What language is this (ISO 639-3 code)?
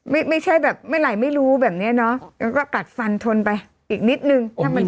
tha